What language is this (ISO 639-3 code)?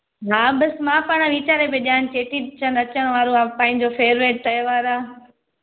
snd